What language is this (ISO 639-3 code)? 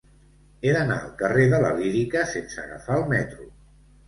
cat